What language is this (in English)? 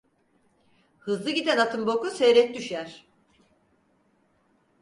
Turkish